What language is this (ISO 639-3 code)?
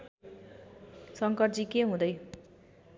nep